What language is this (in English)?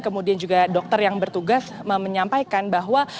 Indonesian